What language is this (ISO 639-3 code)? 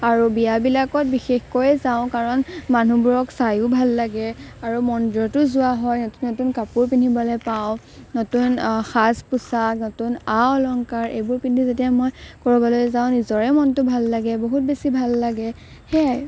asm